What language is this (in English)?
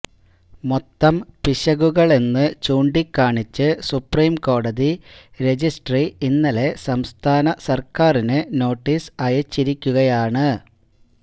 Malayalam